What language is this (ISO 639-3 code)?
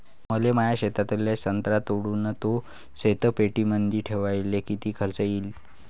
mar